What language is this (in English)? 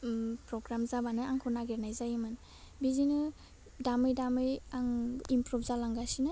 Bodo